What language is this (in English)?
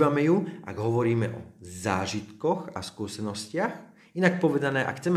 Slovak